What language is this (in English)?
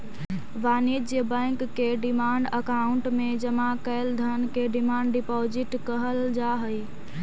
Magahi